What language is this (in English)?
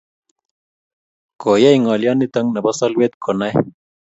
Kalenjin